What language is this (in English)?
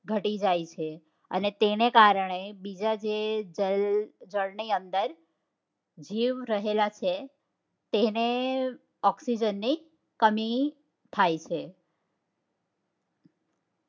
Gujarati